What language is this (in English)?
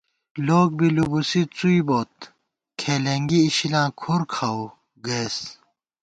Gawar-Bati